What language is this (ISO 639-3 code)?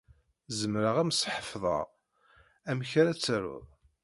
kab